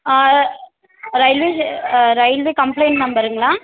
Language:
Tamil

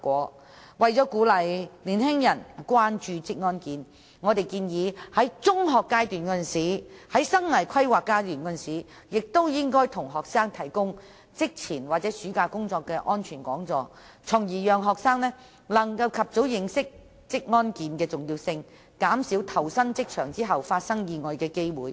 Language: Cantonese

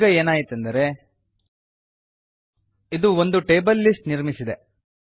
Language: Kannada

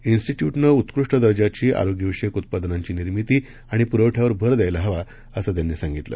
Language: Marathi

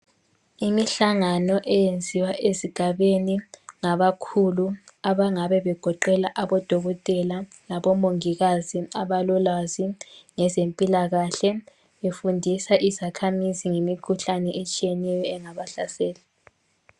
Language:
North Ndebele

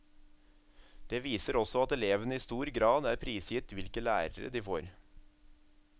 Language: Norwegian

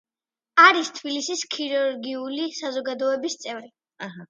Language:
Georgian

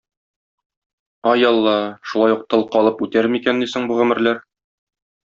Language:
Tatar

